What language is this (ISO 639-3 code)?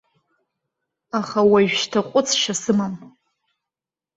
abk